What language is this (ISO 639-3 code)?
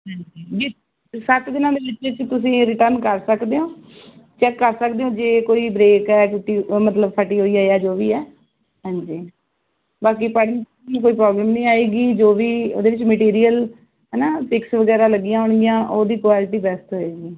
pan